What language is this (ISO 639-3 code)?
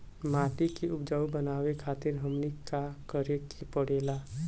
bho